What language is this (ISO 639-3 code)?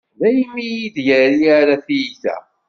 kab